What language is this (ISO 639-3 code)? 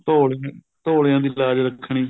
pan